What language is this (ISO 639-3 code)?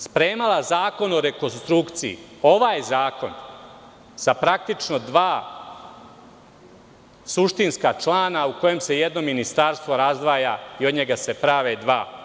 srp